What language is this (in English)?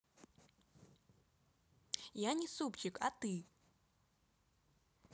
Russian